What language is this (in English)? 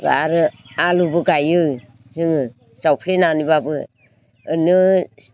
Bodo